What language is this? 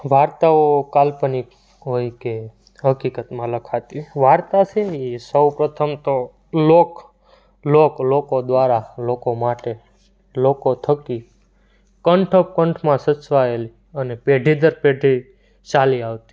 Gujarati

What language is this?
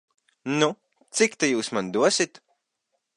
Latvian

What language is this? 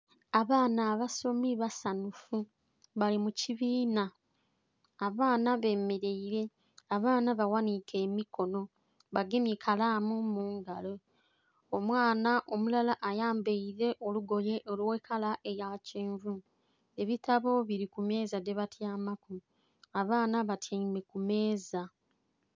Soga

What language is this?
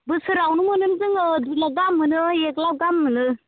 Bodo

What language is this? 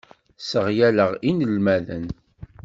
Kabyle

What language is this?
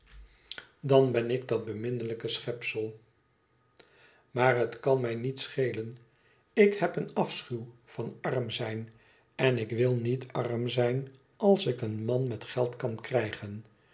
Dutch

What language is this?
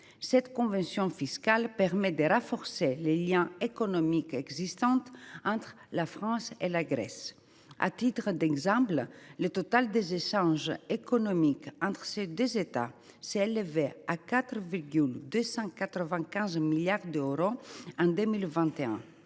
French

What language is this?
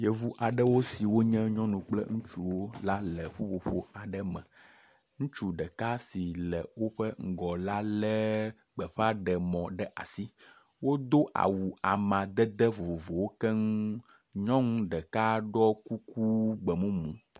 Ewe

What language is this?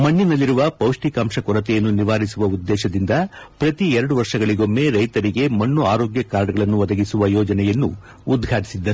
Kannada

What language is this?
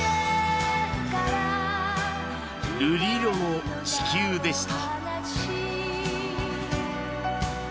Japanese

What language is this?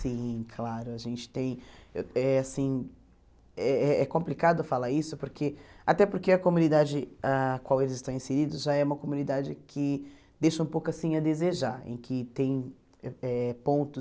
Portuguese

